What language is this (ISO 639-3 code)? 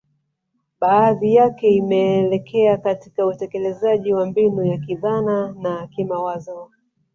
swa